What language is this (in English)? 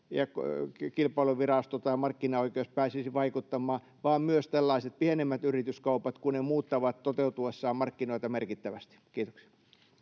Finnish